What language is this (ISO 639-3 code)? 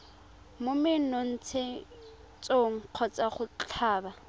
tsn